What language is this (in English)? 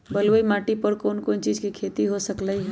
Magahi